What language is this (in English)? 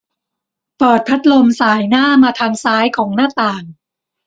Thai